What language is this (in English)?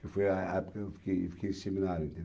Portuguese